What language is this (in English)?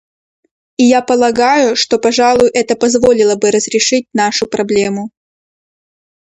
Russian